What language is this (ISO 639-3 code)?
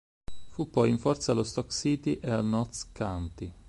ita